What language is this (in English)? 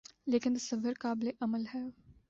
Urdu